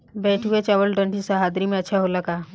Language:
Bhojpuri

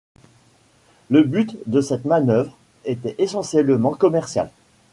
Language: French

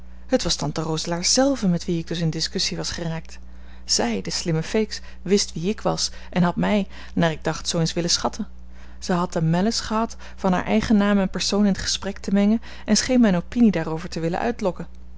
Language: Dutch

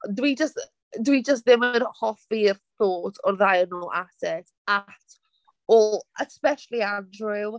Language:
Welsh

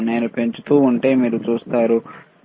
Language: Telugu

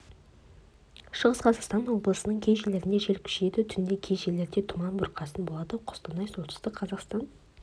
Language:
Kazakh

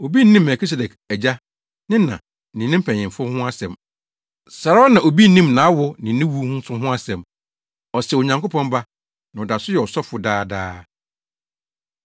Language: Akan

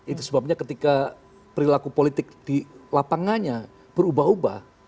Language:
Indonesian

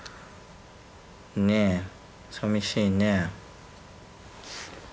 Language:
Japanese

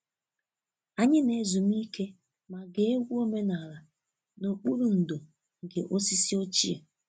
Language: Igbo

